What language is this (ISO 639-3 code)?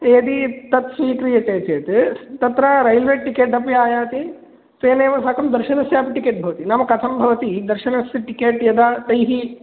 san